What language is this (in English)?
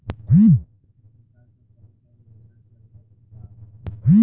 Bhojpuri